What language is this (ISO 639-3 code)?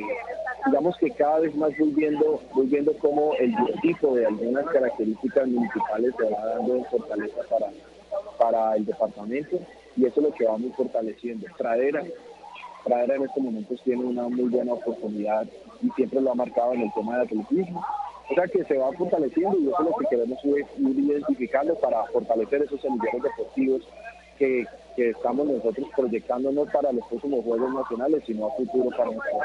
spa